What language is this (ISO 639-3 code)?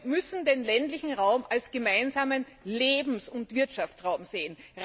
deu